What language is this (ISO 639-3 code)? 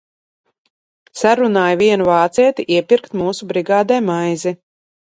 lav